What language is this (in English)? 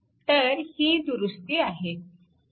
Marathi